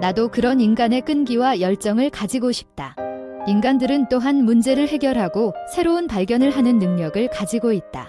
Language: Korean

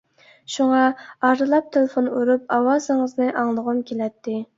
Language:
Uyghur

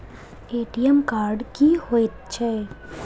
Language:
Maithili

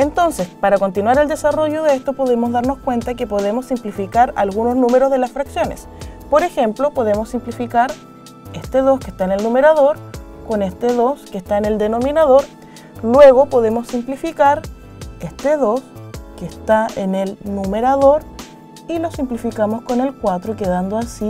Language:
Spanish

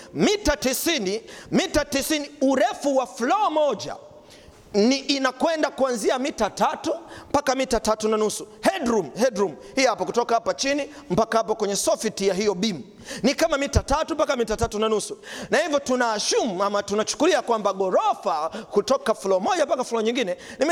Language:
Swahili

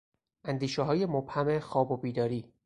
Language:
Persian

